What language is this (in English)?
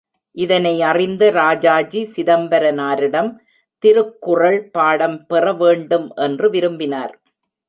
Tamil